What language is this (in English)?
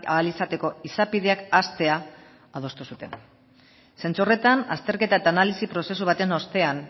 Basque